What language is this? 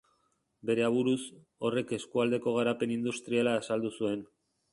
Basque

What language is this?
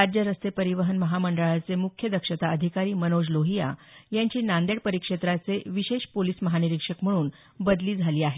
Marathi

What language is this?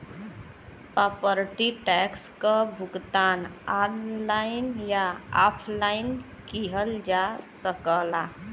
Bhojpuri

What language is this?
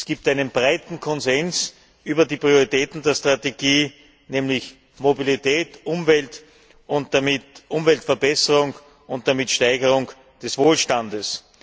German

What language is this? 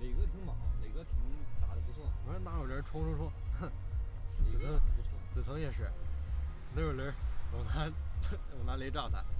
Chinese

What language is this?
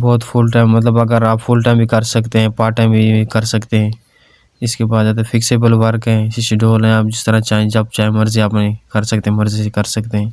Urdu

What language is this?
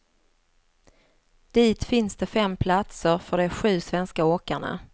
Swedish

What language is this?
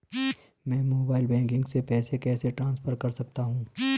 Hindi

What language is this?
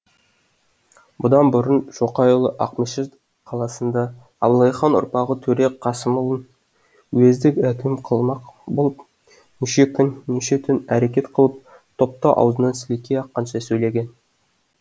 Kazakh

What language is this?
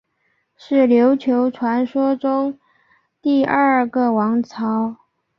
Chinese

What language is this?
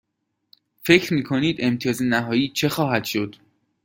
Persian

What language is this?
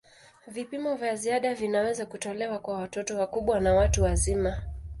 Swahili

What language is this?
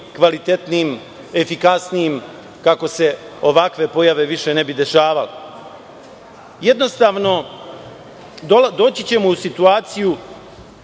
Serbian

